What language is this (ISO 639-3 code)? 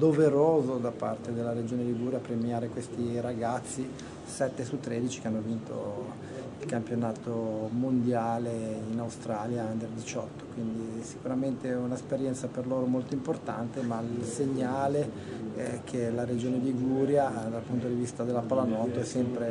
ita